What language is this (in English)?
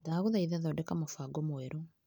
Kikuyu